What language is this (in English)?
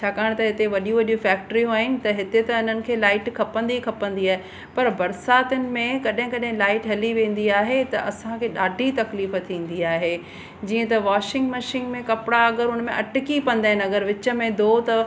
Sindhi